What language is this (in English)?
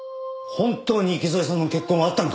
Japanese